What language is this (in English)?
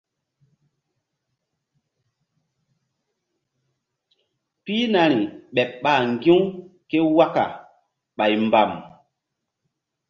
Mbum